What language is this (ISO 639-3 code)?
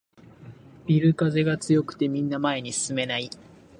jpn